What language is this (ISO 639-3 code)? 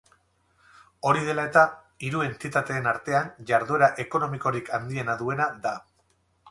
eus